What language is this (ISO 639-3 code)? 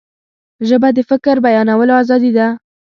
pus